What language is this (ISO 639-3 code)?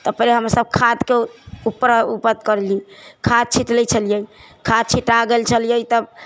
mai